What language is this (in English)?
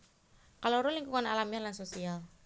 Javanese